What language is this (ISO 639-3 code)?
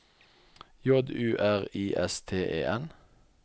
nor